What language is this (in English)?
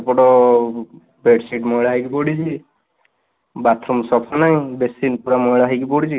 Odia